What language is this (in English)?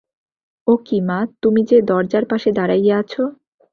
Bangla